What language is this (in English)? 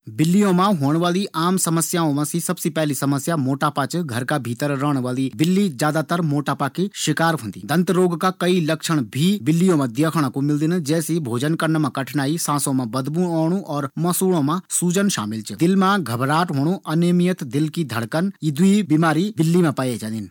Garhwali